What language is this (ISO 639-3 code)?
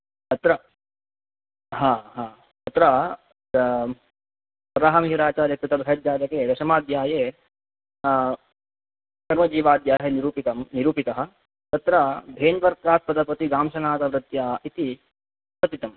san